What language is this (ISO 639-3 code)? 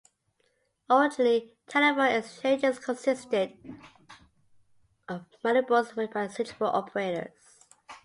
eng